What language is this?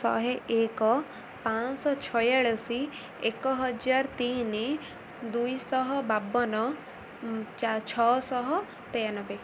Odia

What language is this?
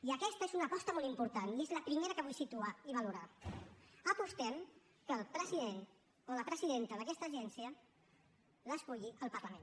Catalan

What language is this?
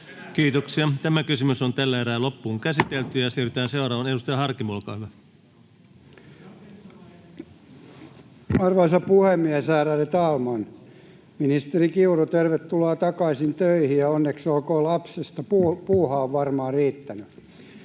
Finnish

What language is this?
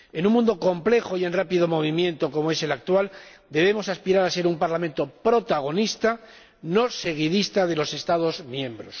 Spanish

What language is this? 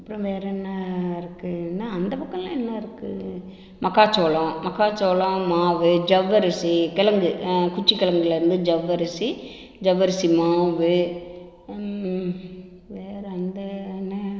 Tamil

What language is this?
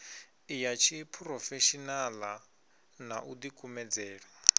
Venda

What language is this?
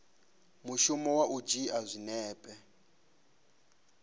Venda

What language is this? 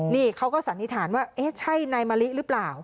Thai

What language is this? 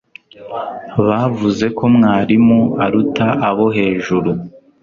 Kinyarwanda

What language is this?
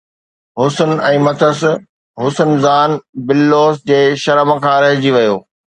Sindhi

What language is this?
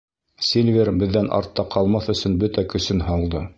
Bashkir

